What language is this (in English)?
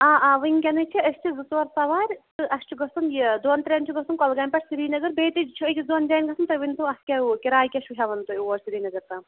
Kashmiri